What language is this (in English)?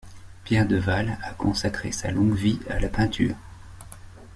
French